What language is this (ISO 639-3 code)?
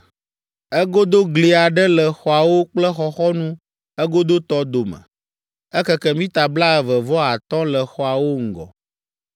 ewe